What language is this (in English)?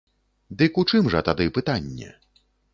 Belarusian